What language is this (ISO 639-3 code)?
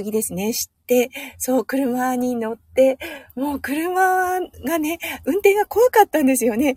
jpn